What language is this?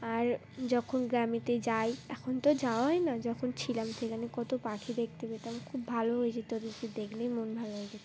Bangla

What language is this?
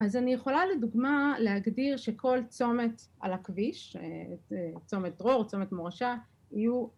Hebrew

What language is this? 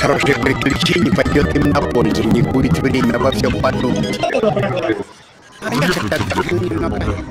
Russian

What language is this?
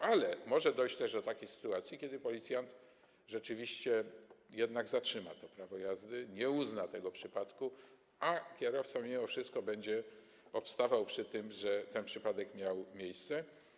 Polish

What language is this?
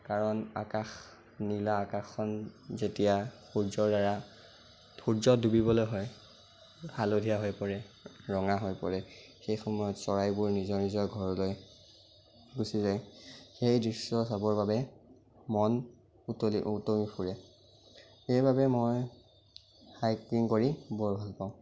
Assamese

